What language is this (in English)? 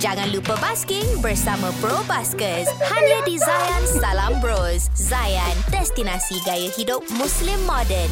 Malay